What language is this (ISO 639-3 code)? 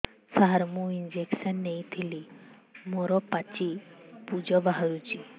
ori